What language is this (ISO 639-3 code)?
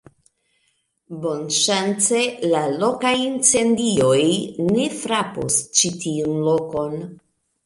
epo